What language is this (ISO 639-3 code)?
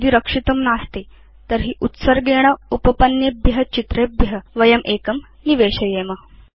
san